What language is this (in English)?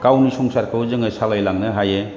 Bodo